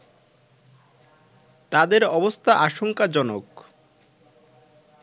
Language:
Bangla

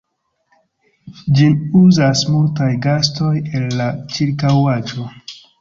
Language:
Esperanto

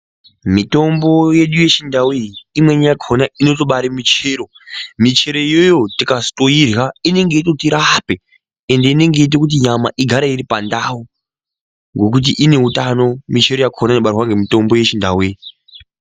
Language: Ndau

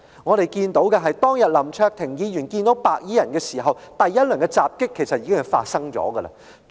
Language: Cantonese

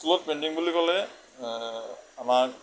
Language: Assamese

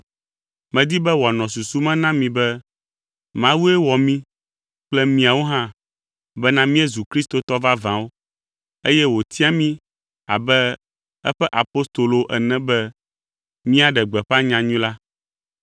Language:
Ewe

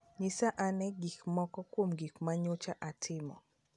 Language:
Luo (Kenya and Tanzania)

